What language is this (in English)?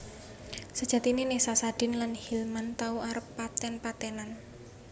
Javanese